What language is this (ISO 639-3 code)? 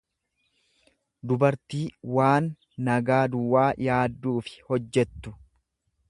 orm